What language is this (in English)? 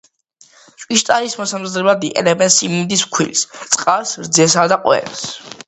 Georgian